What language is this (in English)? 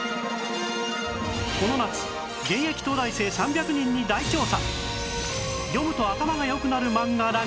Japanese